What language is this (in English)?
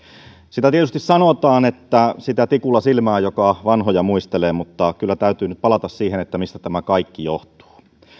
Finnish